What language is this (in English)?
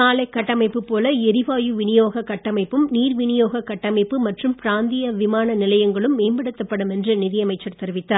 Tamil